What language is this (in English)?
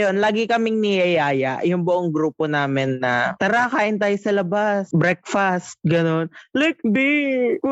Filipino